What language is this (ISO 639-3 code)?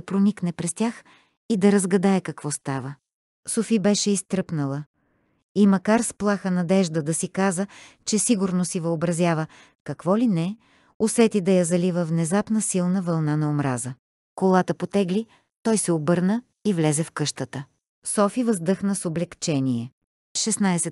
bul